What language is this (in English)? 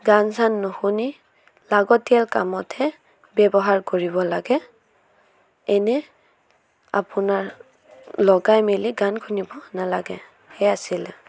Assamese